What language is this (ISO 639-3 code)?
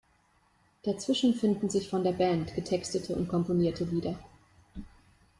deu